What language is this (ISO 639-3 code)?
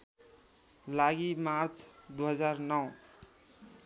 nep